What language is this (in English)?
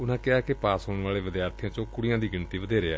Punjabi